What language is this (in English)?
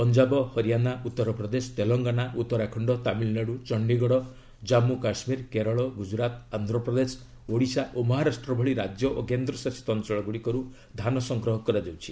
Odia